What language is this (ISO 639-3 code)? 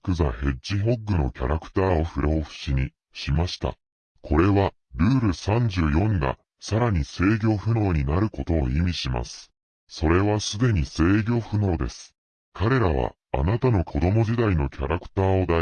jpn